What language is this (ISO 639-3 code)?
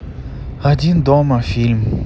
rus